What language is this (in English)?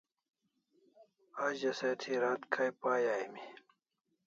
Kalasha